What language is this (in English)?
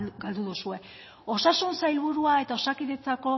Basque